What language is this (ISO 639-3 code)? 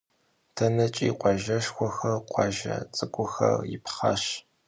kbd